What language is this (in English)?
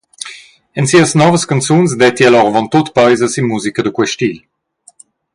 Romansh